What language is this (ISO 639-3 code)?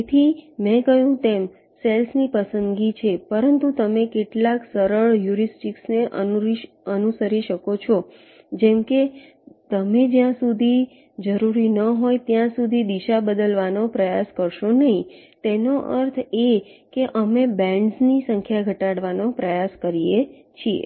guj